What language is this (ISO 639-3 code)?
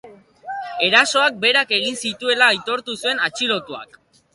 eus